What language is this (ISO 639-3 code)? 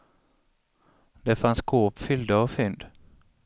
swe